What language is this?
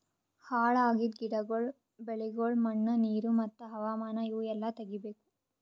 Kannada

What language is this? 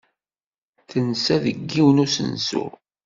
Kabyle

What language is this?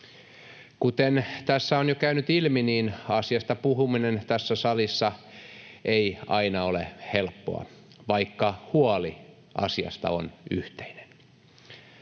Finnish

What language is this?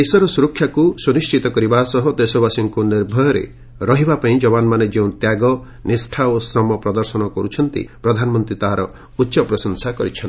Odia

